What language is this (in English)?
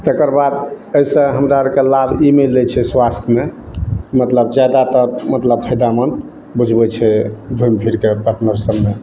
Maithili